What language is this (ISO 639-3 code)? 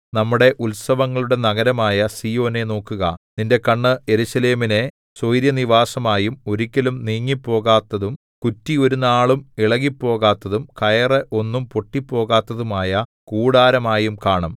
mal